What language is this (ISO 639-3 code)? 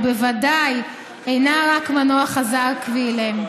heb